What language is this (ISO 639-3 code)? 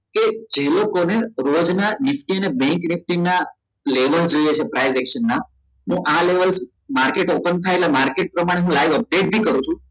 guj